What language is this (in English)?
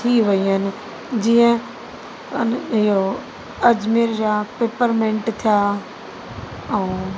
Sindhi